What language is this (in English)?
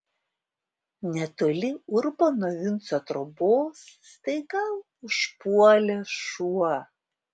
Lithuanian